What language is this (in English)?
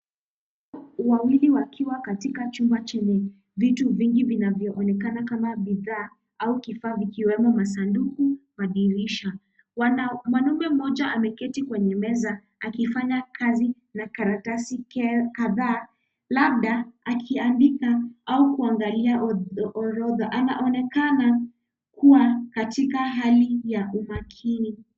Swahili